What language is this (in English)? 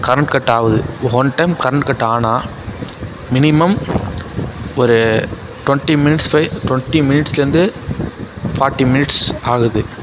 Tamil